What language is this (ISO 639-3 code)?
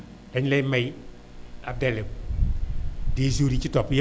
wol